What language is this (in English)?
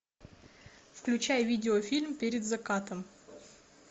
Russian